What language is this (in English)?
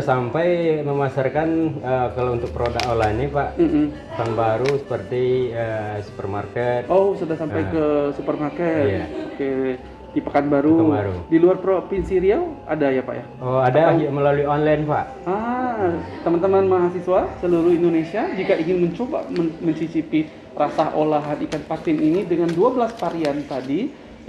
Indonesian